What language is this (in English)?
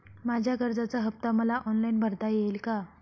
Marathi